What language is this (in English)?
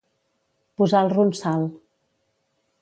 Catalan